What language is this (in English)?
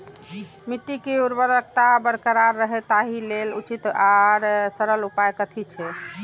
Maithili